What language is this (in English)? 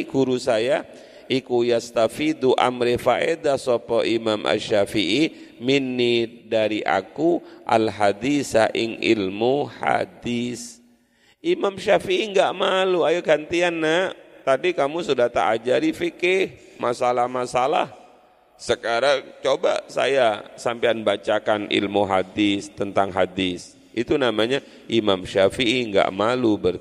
Indonesian